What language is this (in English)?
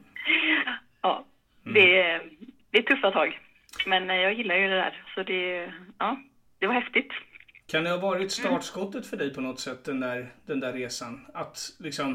Swedish